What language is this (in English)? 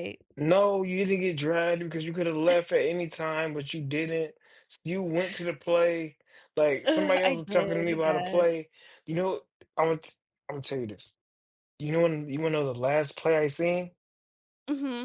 English